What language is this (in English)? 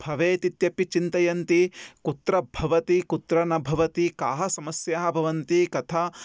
Sanskrit